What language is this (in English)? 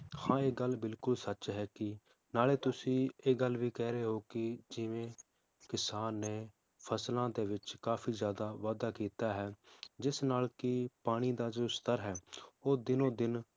Punjabi